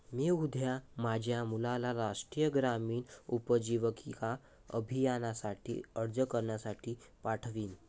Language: Marathi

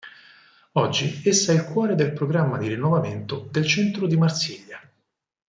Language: Italian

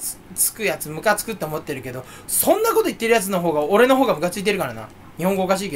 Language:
Japanese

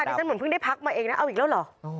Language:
Thai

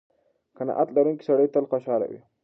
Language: Pashto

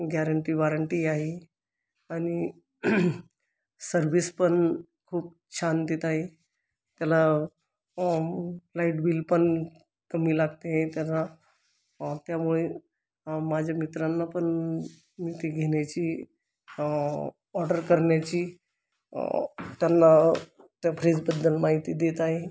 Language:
Marathi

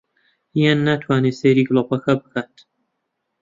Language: Central Kurdish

